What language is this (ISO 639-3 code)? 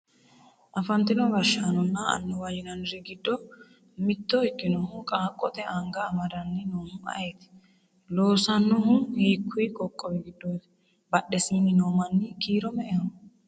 sid